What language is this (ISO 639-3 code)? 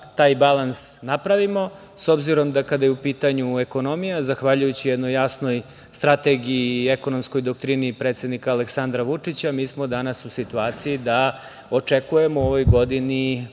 srp